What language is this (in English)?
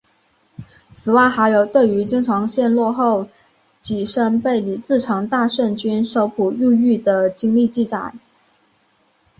Chinese